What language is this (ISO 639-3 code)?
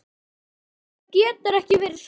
isl